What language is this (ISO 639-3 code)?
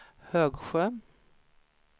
swe